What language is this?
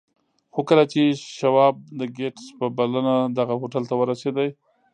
Pashto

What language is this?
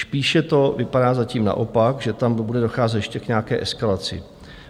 Czech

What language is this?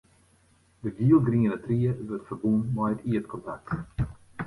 Western Frisian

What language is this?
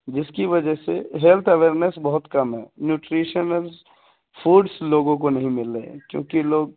Urdu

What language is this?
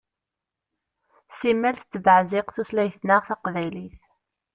Kabyle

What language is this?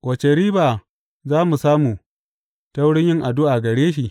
Hausa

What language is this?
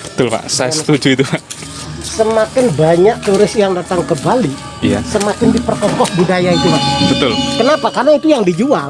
Indonesian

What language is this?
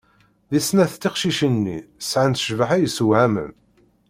Kabyle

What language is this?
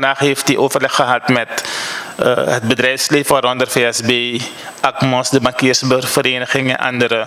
Dutch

